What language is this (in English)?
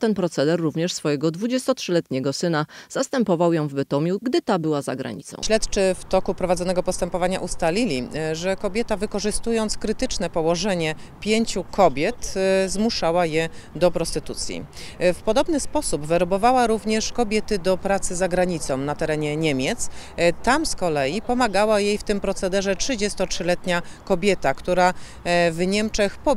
Polish